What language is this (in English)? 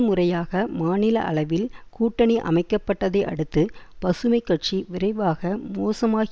Tamil